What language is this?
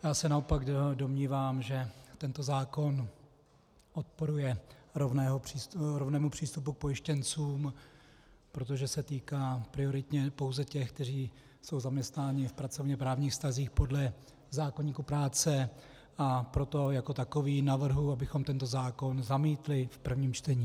Czech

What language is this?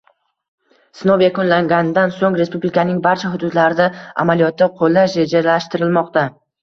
Uzbek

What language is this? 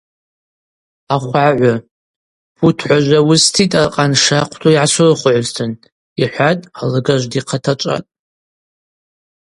Abaza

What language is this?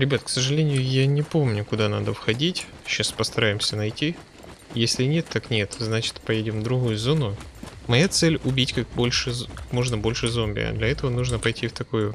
Russian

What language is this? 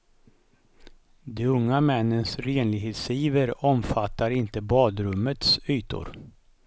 Swedish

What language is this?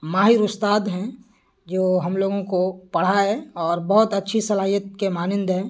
Urdu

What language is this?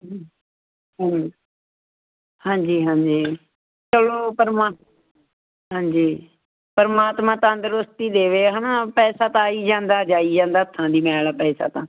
Punjabi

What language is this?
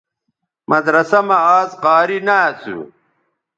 Bateri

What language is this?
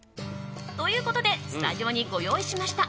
Japanese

